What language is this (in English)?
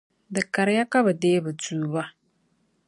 Dagbani